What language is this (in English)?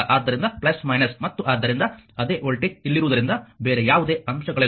Kannada